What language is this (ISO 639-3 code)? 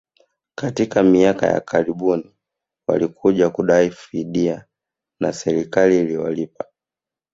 swa